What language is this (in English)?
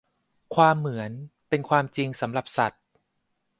Thai